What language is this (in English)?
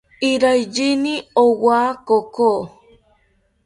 South Ucayali Ashéninka